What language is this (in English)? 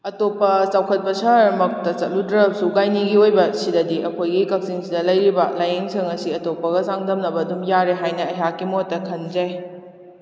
Manipuri